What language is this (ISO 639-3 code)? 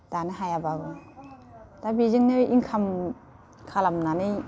brx